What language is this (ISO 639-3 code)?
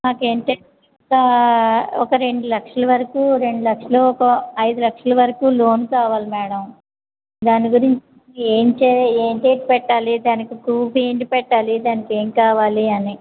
tel